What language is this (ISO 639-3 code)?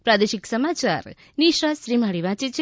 guj